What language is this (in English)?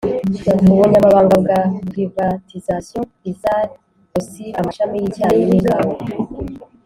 Kinyarwanda